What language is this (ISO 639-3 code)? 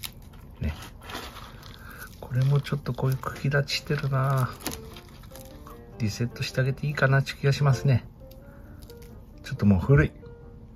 jpn